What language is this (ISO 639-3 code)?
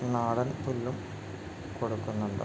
mal